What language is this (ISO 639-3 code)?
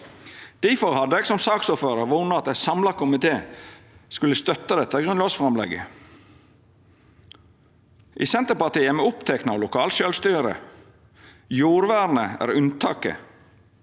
nor